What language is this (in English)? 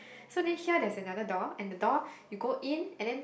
English